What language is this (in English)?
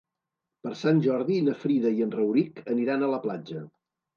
Catalan